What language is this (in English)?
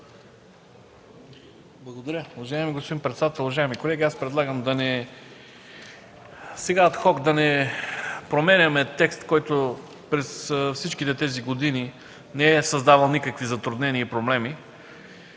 Bulgarian